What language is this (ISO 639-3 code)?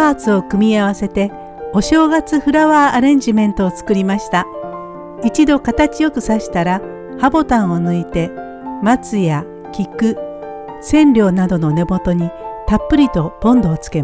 jpn